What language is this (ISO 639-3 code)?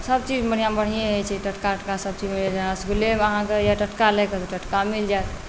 mai